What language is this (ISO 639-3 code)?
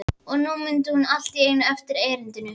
isl